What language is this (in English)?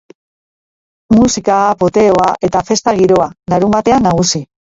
Basque